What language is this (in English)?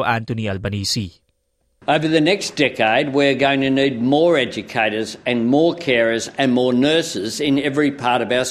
Filipino